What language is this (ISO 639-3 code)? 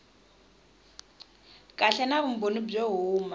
tso